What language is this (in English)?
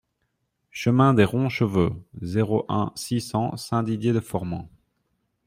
French